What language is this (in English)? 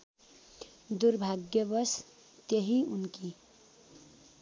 Nepali